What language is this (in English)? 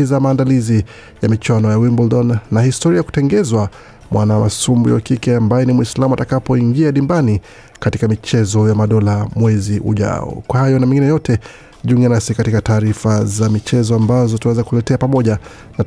Swahili